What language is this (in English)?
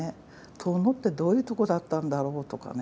Japanese